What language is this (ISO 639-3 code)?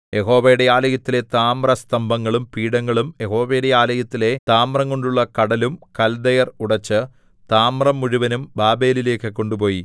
mal